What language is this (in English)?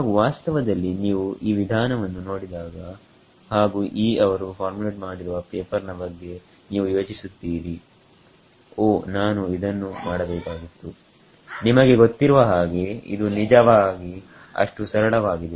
Kannada